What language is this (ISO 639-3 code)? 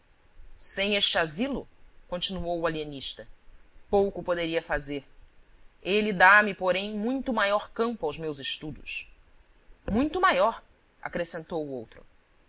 por